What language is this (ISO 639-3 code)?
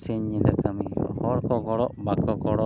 sat